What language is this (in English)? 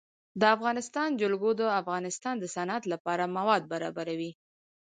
Pashto